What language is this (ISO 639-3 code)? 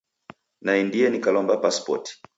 dav